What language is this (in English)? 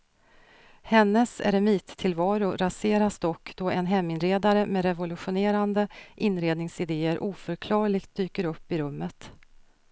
Swedish